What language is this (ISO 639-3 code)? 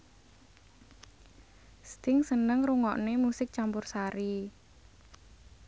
jav